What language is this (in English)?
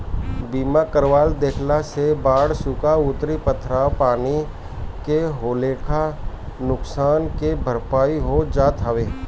Bhojpuri